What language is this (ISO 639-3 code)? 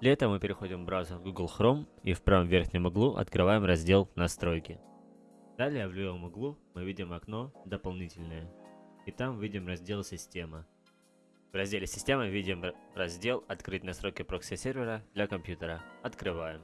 rus